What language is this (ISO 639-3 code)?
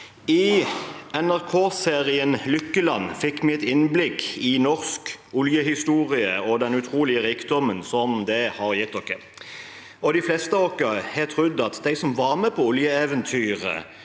nor